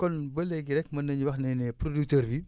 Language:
Wolof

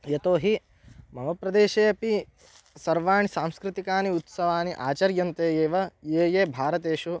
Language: Sanskrit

